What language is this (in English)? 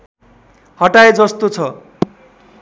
Nepali